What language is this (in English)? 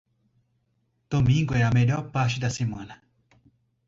Portuguese